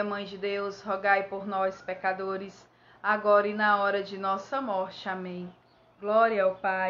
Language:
Portuguese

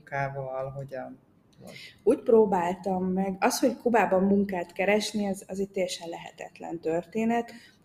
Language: Hungarian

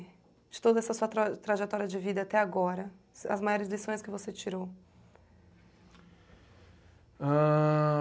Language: Portuguese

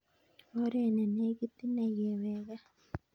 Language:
Kalenjin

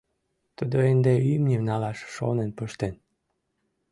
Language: Mari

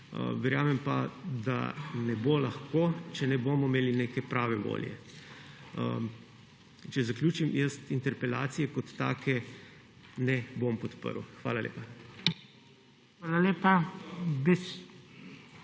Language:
Slovenian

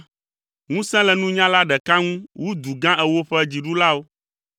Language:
Ewe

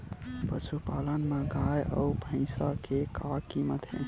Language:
Chhattisgarhi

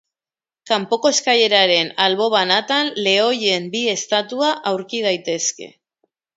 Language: Basque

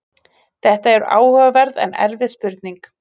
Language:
Icelandic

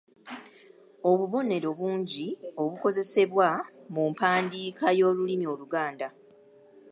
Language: Ganda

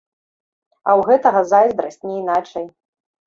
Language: Belarusian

